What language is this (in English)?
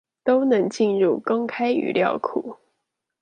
Chinese